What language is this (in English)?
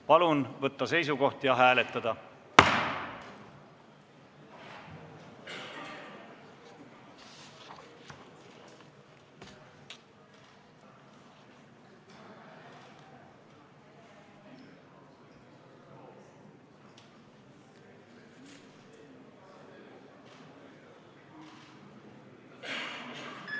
Estonian